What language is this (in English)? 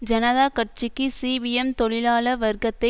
Tamil